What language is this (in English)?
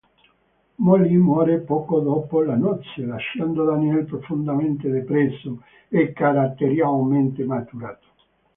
Italian